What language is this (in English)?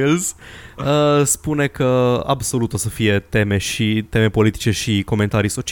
Romanian